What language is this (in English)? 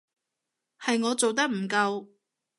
Cantonese